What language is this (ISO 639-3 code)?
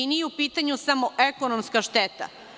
srp